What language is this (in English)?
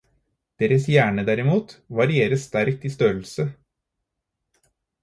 Norwegian Bokmål